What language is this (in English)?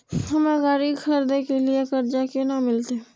Maithili